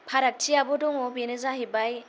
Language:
Bodo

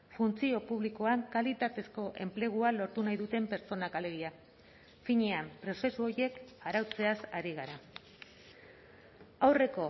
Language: Basque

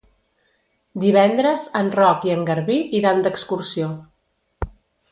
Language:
Catalan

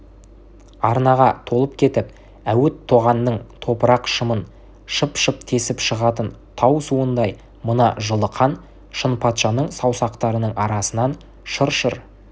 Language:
Kazakh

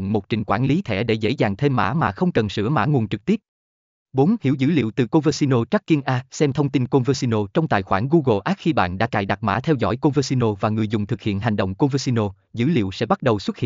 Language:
Vietnamese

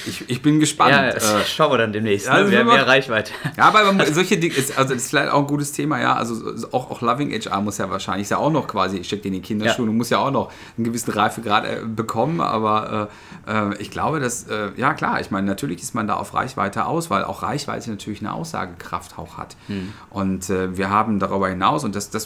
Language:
German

